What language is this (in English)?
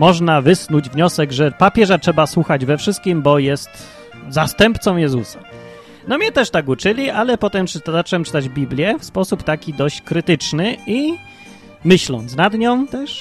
Polish